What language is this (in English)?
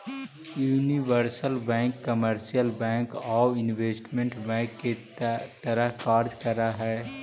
Magahi